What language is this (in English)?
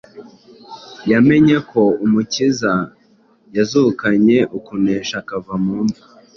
Kinyarwanda